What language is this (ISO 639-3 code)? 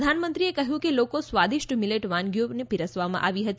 guj